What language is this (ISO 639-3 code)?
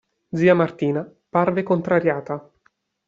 ita